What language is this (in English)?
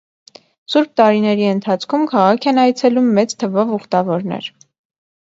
Armenian